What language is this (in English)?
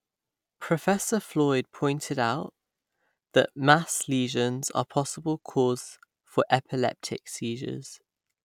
English